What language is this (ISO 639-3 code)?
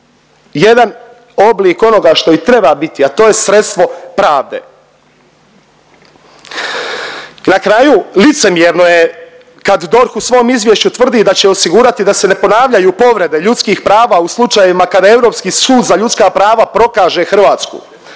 hrv